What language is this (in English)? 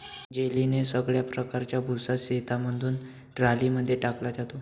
Marathi